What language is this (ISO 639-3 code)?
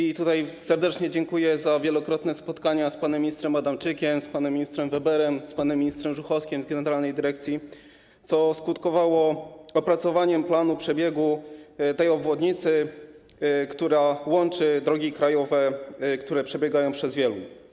pol